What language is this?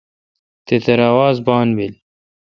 Kalkoti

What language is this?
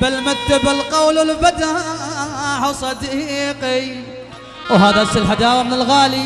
Arabic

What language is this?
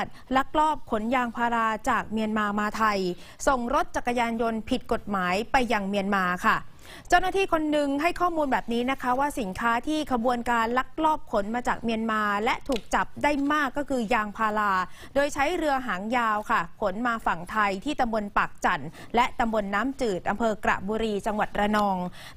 Thai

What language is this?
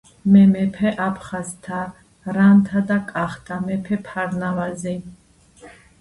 Georgian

